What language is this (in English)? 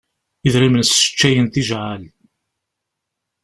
Kabyle